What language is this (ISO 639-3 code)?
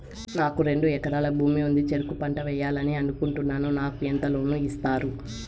tel